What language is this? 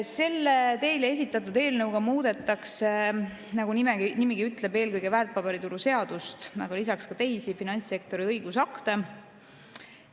Estonian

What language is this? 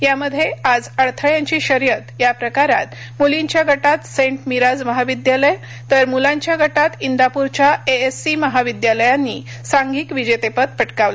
Marathi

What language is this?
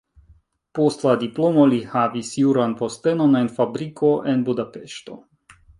Esperanto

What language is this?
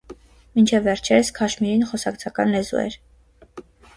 Armenian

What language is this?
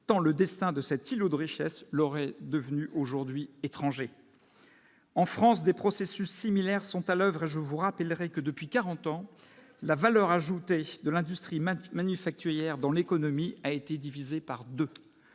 French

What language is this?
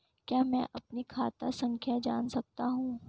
Hindi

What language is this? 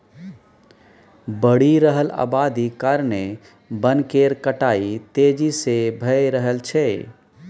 Maithili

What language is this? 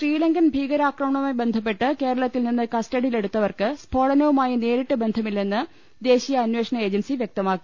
Malayalam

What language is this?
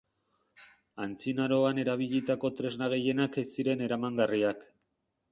Basque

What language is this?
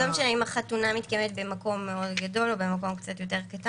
Hebrew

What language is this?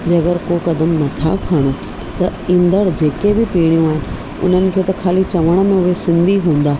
Sindhi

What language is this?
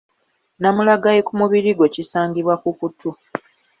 Ganda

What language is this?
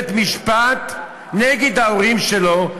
Hebrew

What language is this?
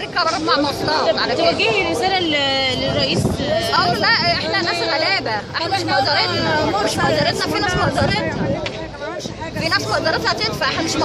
Arabic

